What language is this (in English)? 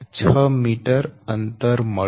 Gujarati